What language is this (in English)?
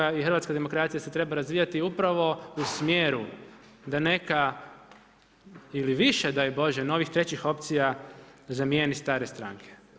Croatian